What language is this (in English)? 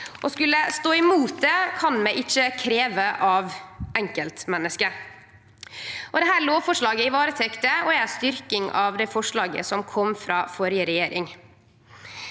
Norwegian